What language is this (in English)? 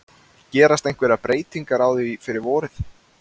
Icelandic